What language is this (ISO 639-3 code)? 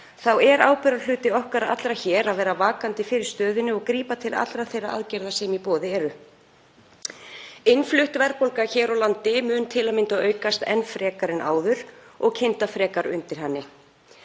isl